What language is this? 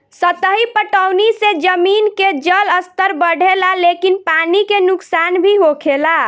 Bhojpuri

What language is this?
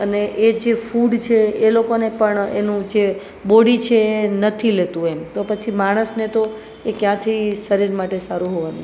Gujarati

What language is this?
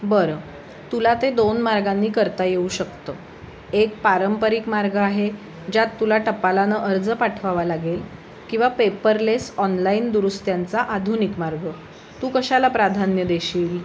Marathi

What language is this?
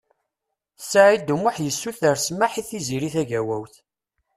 Kabyle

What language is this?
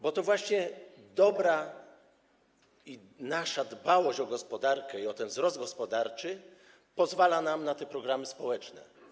Polish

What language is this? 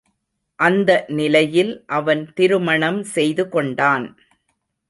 Tamil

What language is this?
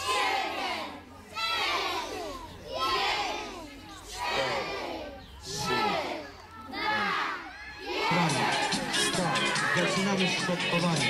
Polish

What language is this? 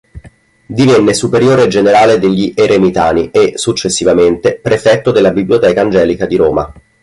Italian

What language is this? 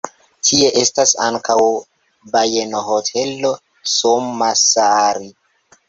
Esperanto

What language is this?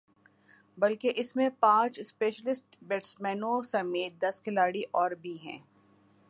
Urdu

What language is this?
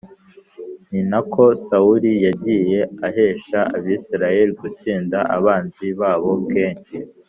Kinyarwanda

